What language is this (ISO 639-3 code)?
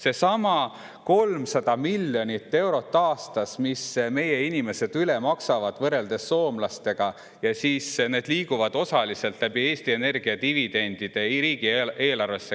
est